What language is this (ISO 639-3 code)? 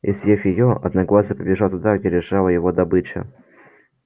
rus